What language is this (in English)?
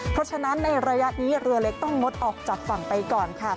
Thai